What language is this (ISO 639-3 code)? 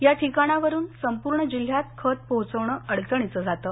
mar